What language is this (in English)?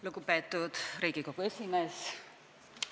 Estonian